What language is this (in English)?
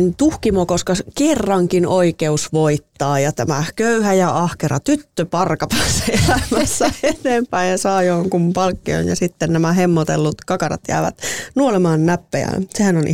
Finnish